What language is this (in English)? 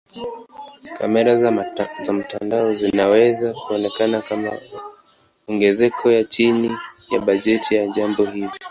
Swahili